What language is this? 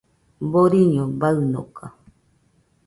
Nüpode Huitoto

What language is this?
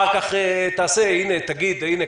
Hebrew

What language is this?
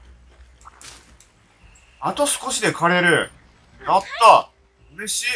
Japanese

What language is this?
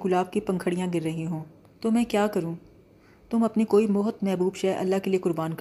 Urdu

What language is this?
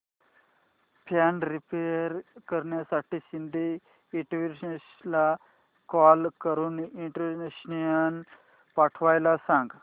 Marathi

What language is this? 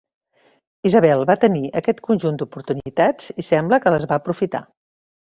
Catalan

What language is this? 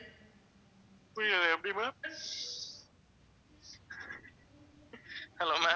Tamil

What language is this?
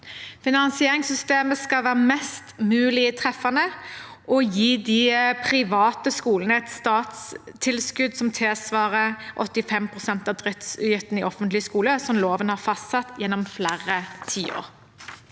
Norwegian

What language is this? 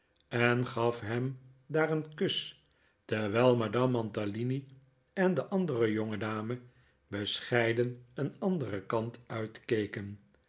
Dutch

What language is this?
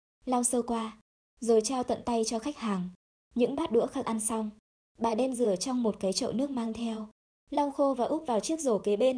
Vietnamese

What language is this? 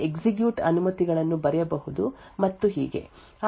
Kannada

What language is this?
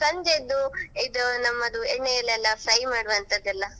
Kannada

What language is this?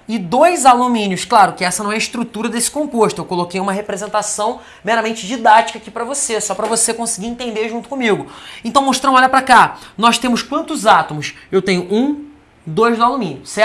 Portuguese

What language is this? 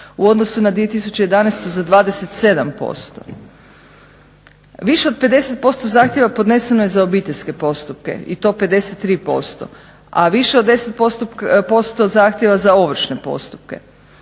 Croatian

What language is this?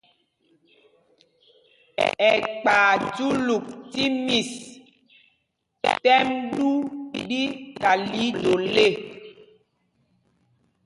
Mpumpong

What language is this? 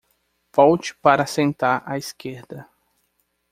Portuguese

